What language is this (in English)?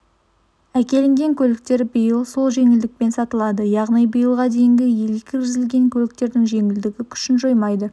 Kazakh